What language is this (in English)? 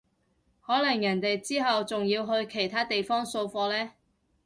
Cantonese